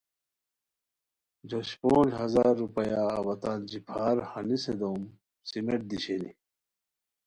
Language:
Khowar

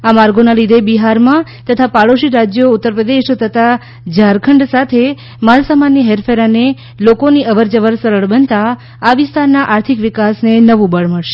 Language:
Gujarati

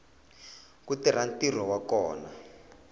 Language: Tsonga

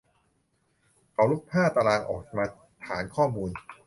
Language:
Thai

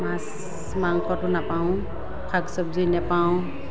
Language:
Assamese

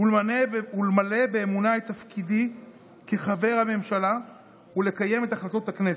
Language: Hebrew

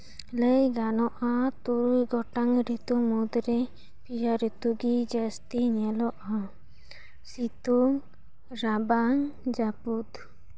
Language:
Santali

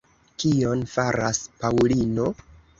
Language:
Esperanto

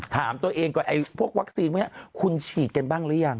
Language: Thai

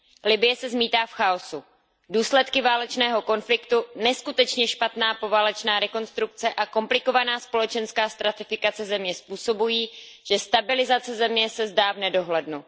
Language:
Czech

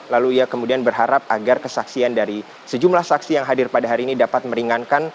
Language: Indonesian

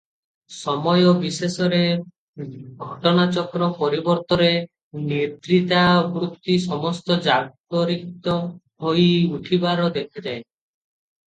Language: Odia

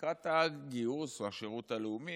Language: Hebrew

